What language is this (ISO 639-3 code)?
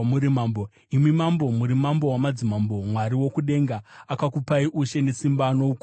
sna